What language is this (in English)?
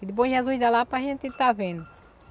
Portuguese